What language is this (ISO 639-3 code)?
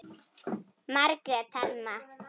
isl